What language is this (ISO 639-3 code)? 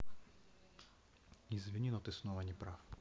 rus